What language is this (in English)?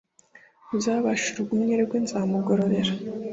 Kinyarwanda